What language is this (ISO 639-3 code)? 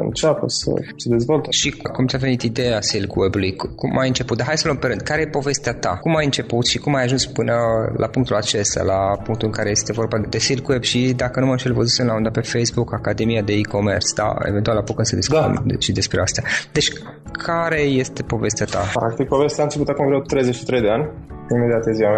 ron